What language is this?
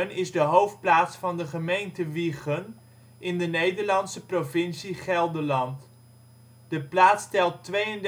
Dutch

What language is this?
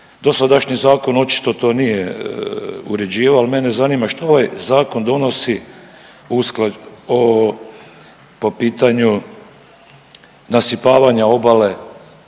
Croatian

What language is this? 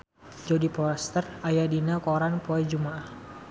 Sundanese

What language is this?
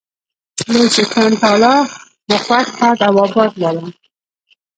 Pashto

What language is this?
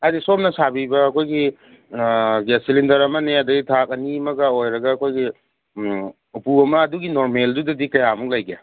Manipuri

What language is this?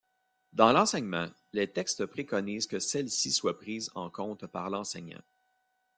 French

